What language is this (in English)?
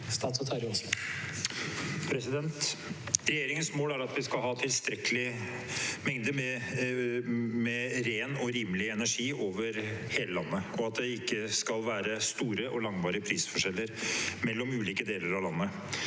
Norwegian